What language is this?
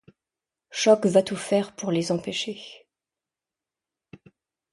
French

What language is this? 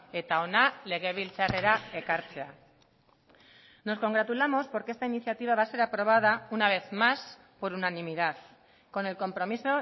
Spanish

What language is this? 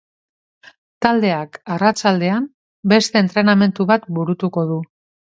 Basque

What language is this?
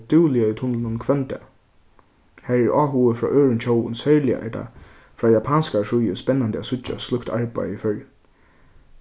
Faroese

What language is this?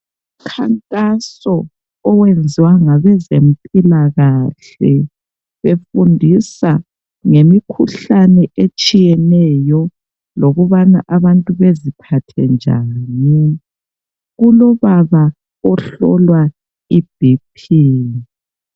North Ndebele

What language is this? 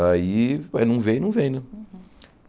Portuguese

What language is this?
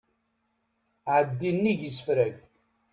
Kabyle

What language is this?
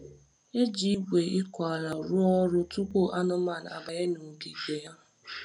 Igbo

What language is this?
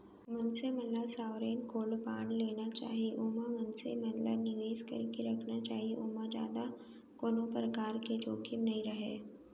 Chhattisgarhi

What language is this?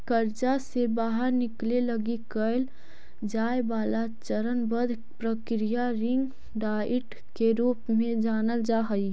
Magahi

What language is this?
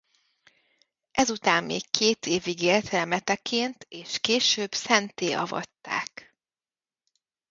Hungarian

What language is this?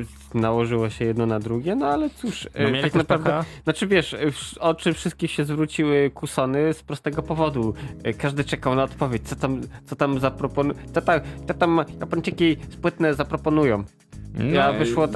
Polish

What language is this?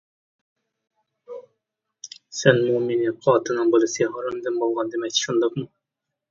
Uyghur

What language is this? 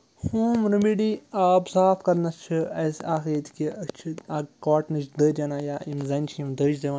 Kashmiri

